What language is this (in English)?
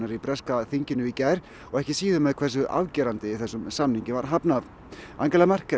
Icelandic